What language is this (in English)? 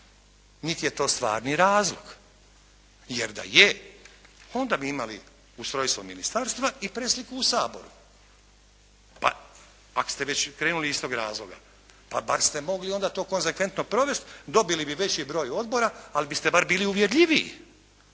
Croatian